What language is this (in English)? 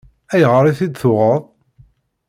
Kabyle